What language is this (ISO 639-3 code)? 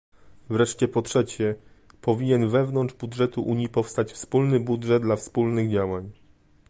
pol